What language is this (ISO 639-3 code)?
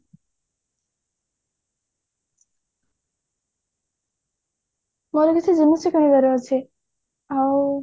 ori